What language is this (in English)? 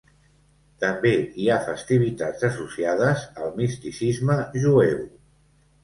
Catalan